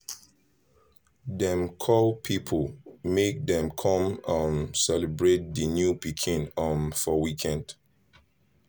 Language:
Nigerian Pidgin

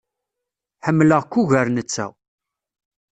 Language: Kabyle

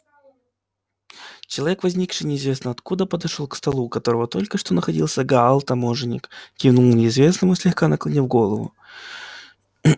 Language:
Russian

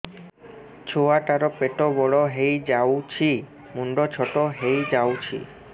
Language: Odia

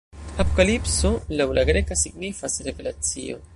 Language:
Esperanto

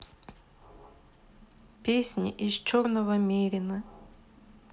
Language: Russian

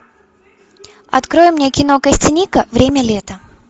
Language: Russian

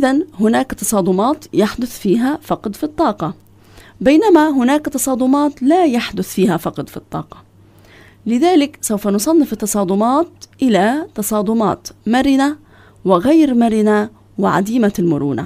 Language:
Arabic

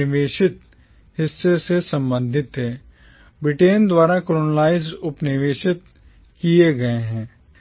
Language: Hindi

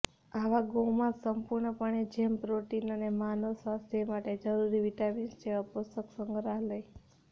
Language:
Gujarati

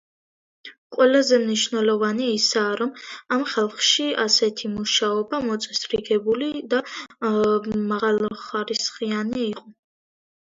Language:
Georgian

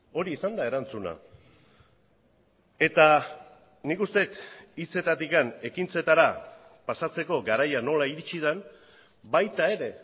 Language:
Basque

